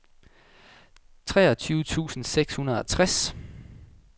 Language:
Danish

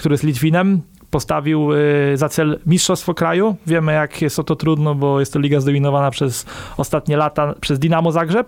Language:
Polish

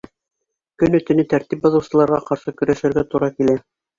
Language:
Bashkir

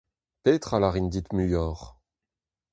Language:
Breton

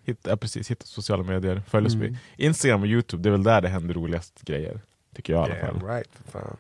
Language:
Swedish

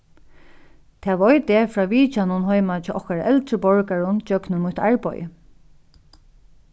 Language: Faroese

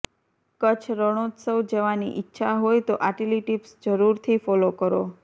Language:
Gujarati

